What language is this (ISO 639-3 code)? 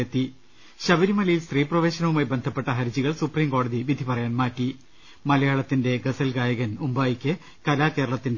mal